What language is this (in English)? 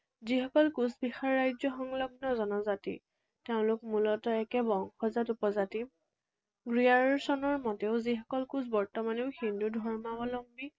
Assamese